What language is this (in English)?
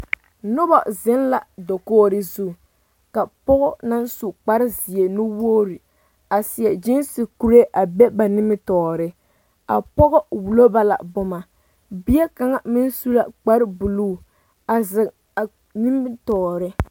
Southern Dagaare